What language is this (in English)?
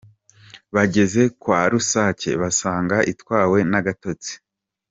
Kinyarwanda